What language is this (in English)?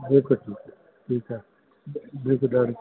Sindhi